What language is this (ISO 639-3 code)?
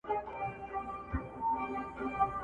pus